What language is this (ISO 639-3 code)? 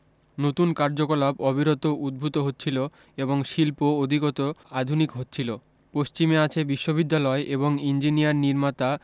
ben